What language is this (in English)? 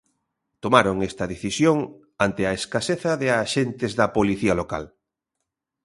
Galician